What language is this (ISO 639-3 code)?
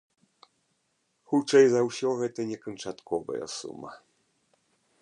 bel